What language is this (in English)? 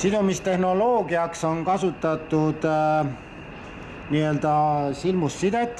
Estonian